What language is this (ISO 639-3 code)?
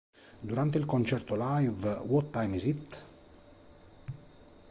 ita